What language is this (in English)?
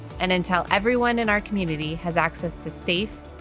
English